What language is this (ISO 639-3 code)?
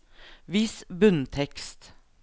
nor